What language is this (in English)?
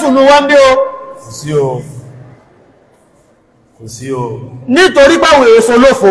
Arabic